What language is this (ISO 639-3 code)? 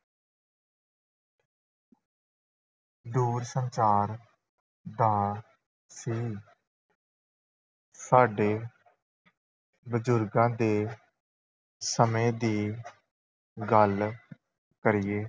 pan